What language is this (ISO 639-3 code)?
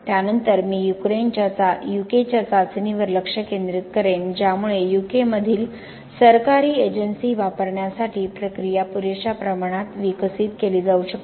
mar